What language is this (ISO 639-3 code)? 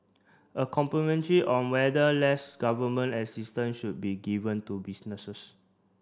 eng